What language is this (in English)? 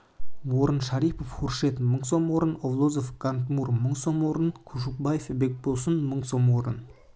Kazakh